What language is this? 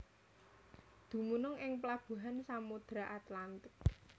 Javanese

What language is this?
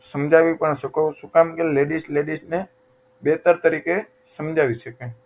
Gujarati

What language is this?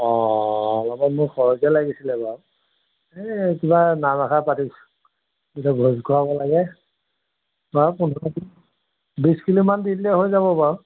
Assamese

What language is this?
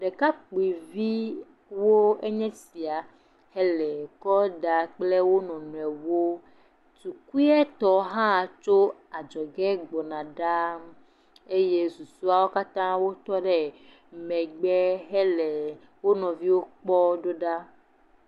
Ewe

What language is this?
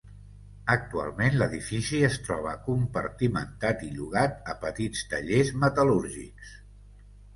Catalan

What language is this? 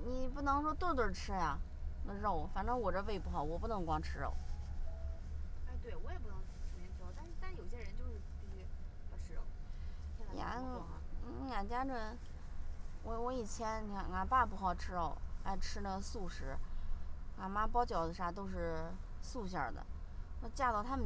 Chinese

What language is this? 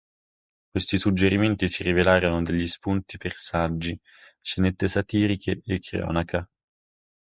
Italian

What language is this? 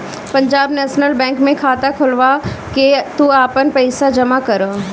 Bhojpuri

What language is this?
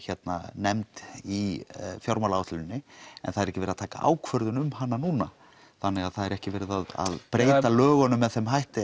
Icelandic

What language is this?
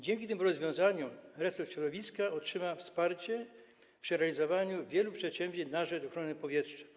Polish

